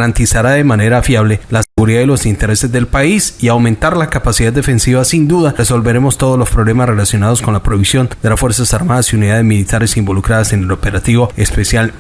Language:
Spanish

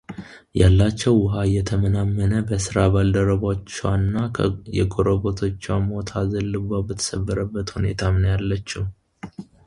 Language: Amharic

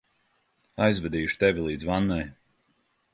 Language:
Latvian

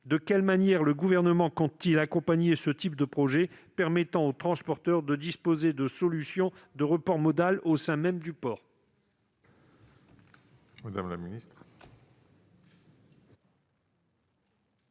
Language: French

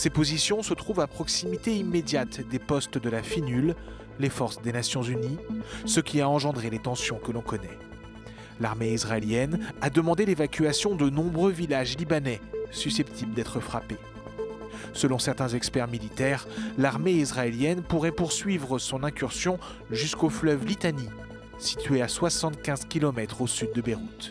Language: French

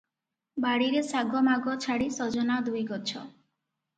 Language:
Odia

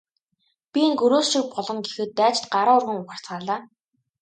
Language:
Mongolian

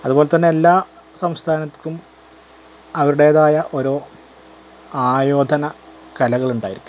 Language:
Malayalam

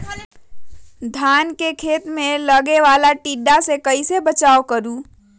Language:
Magahi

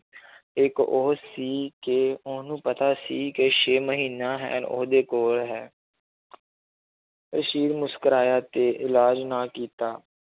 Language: Punjabi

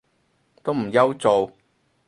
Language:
Cantonese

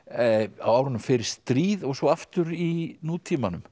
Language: Icelandic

